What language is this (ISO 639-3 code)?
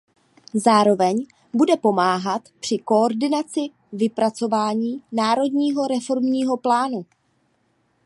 ces